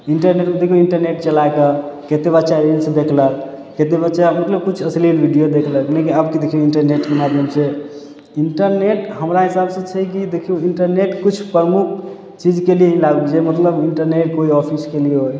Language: Maithili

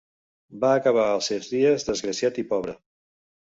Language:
Catalan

